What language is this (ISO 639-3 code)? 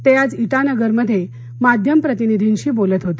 mar